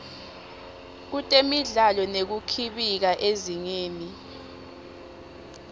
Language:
Swati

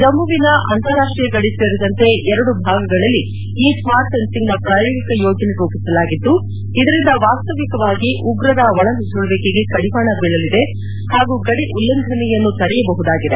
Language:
Kannada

